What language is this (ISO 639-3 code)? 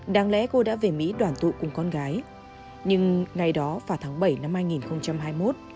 vie